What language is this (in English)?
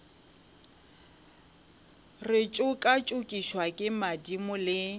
Northern Sotho